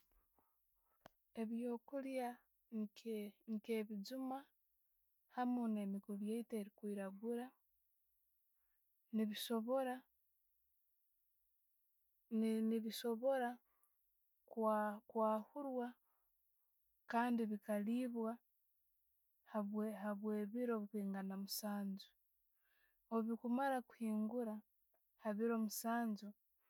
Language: Tooro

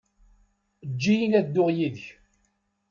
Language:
Kabyle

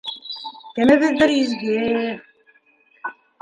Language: Bashkir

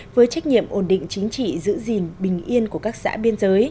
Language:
Vietnamese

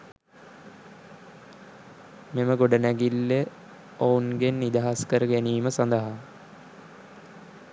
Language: Sinhala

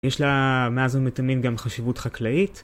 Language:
Hebrew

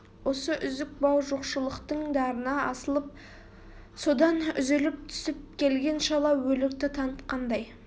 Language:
Kazakh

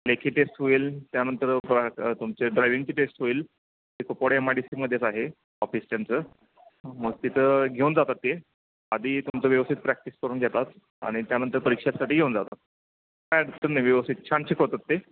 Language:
Marathi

